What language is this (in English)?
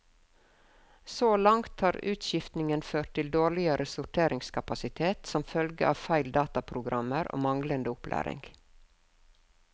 Norwegian